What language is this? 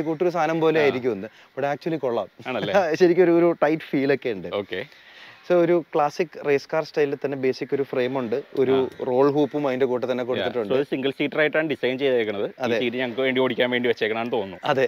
Malayalam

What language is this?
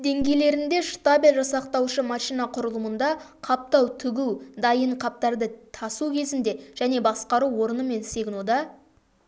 Kazakh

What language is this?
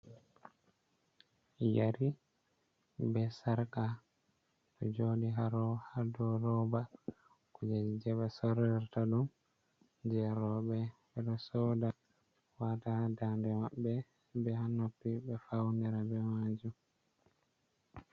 Fula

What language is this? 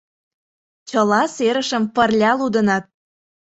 Mari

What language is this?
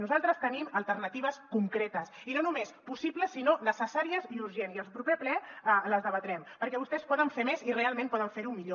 Catalan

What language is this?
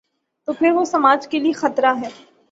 Urdu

